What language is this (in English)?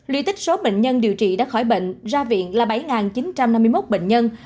Vietnamese